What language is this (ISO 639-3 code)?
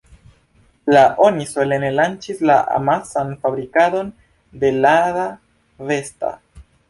epo